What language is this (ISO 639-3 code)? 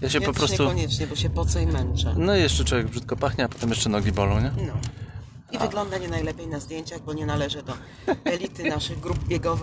pol